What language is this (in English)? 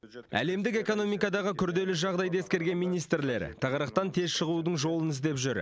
Kazakh